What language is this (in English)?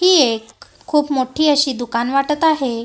Marathi